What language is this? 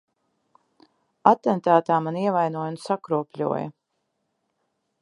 Latvian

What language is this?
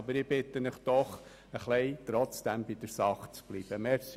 Swiss German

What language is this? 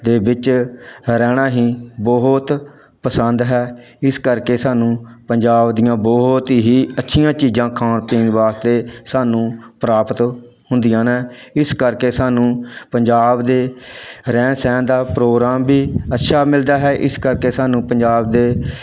Punjabi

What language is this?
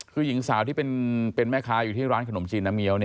Thai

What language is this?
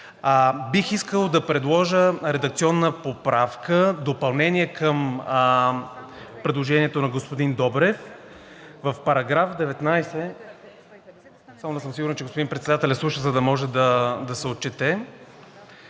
Bulgarian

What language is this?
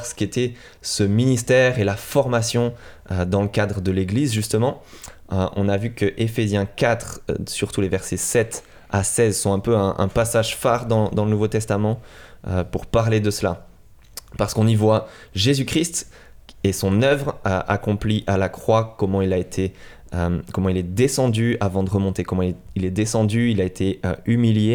French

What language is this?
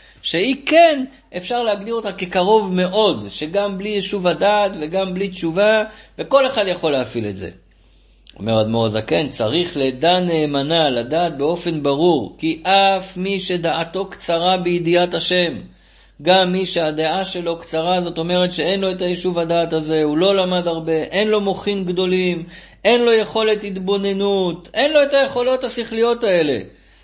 Hebrew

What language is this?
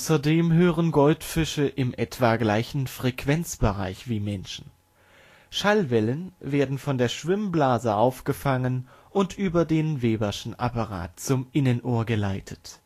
German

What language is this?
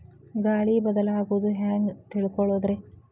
Kannada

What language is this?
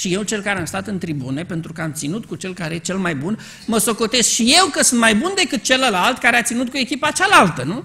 Romanian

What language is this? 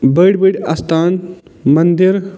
Kashmiri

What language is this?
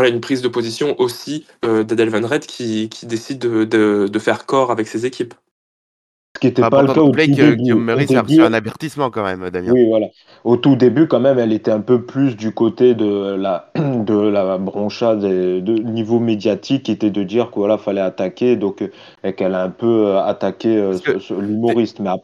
French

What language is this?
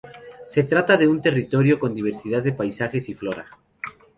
Spanish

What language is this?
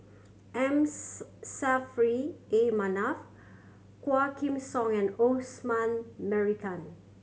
English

